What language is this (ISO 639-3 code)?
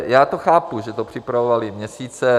ces